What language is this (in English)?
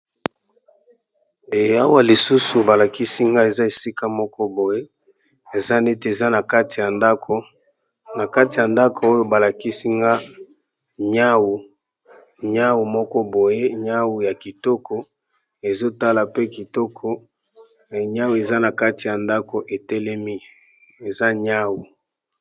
Lingala